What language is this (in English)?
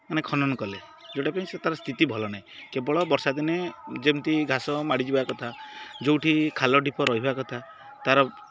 Odia